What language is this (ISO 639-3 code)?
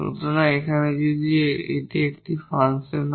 ben